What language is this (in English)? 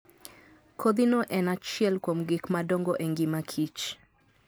Luo (Kenya and Tanzania)